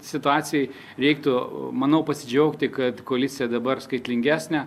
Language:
Lithuanian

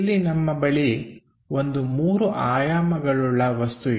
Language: Kannada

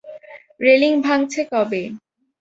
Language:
Bangla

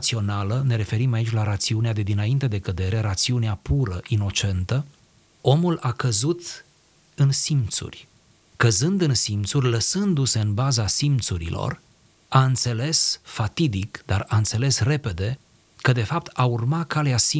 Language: Romanian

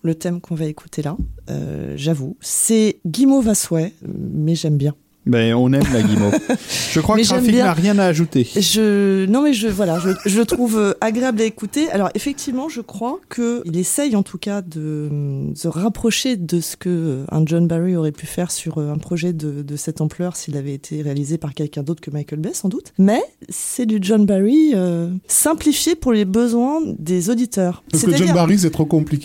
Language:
French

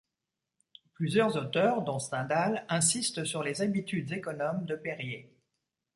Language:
French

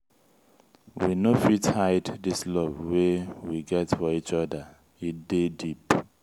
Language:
Nigerian Pidgin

